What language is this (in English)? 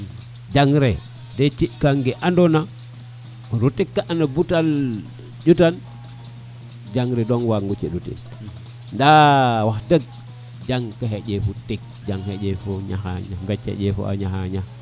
Serer